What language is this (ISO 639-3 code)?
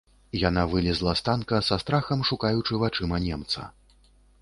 bel